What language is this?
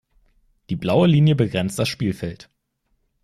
German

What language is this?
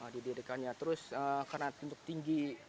Indonesian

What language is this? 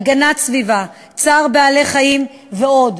Hebrew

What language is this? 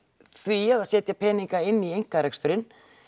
Icelandic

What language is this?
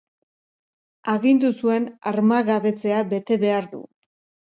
Basque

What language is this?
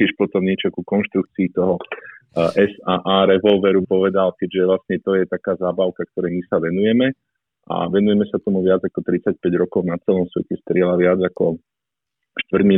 Slovak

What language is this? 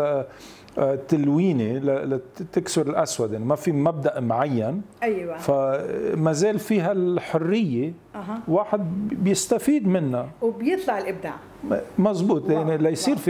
Arabic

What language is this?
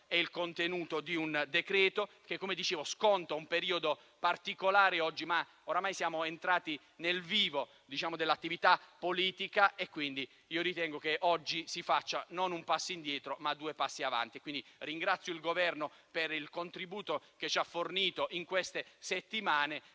Italian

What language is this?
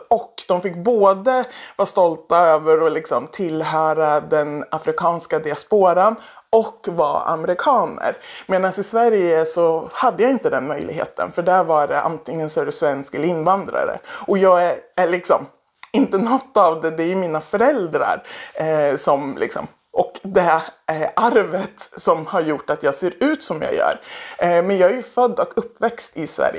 Swedish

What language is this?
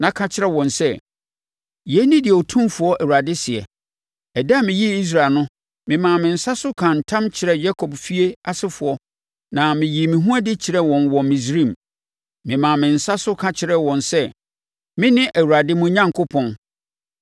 Akan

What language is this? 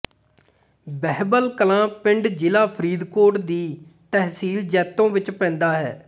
Punjabi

